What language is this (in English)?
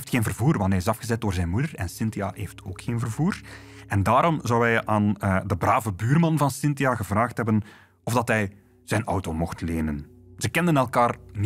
Dutch